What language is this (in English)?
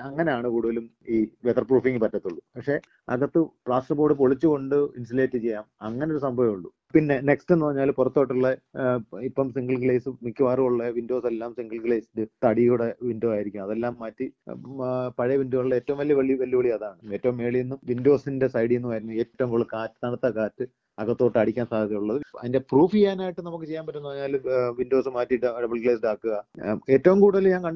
Malayalam